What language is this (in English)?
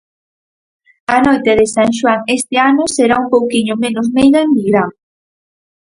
Galician